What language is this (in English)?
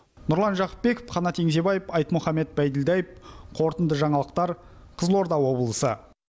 Kazakh